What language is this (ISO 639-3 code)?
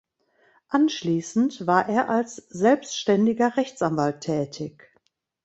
deu